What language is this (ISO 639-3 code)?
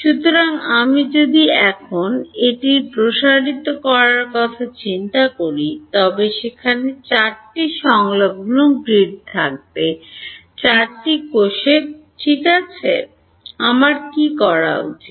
ben